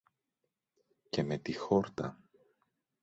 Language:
Greek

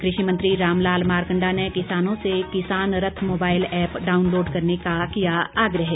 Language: Hindi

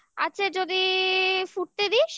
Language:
Bangla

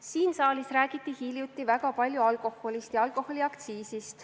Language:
Estonian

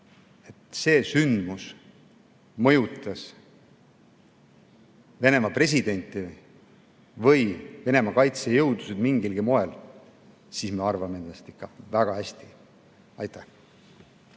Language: Estonian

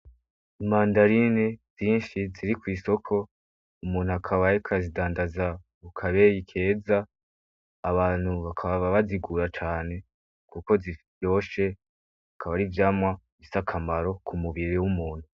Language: Rundi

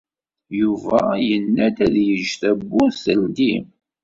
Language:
Kabyle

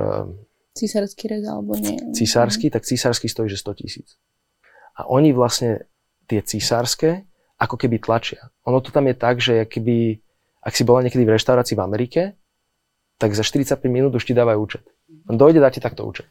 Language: Slovak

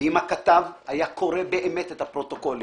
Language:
Hebrew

